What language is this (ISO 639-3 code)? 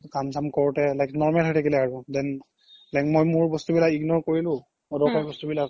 asm